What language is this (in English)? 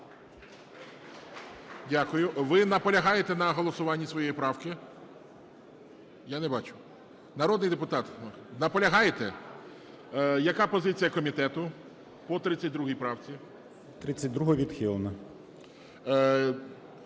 Ukrainian